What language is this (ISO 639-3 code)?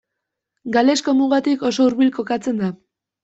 eus